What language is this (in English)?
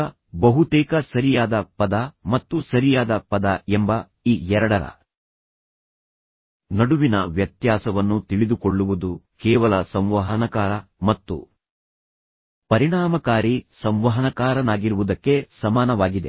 Kannada